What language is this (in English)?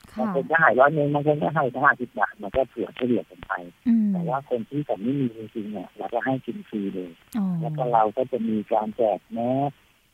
Thai